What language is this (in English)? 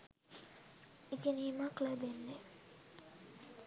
Sinhala